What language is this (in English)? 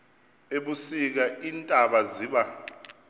Xhosa